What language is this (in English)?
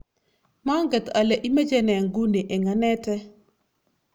Kalenjin